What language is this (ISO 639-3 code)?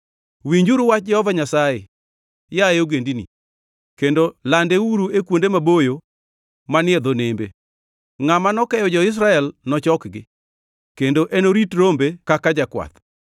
luo